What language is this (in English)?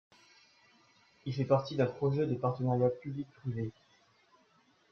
French